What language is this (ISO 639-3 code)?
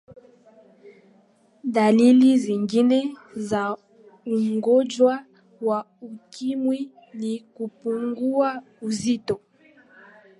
swa